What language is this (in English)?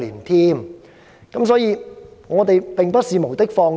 Cantonese